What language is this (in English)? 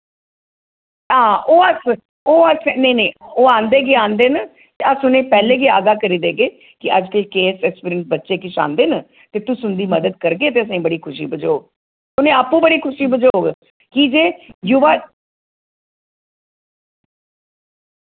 Dogri